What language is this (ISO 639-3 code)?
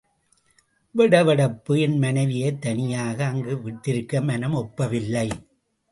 tam